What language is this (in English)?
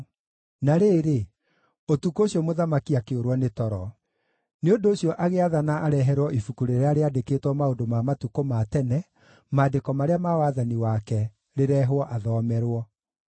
Kikuyu